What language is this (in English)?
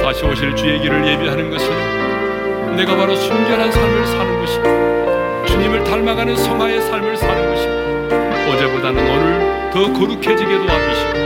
Korean